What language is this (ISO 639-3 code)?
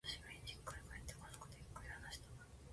jpn